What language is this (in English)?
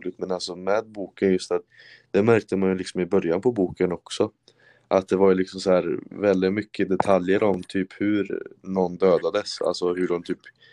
Swedish